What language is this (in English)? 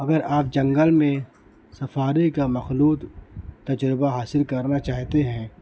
Urdu